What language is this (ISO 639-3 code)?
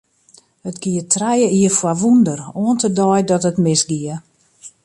fry